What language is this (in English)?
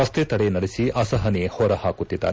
Kannada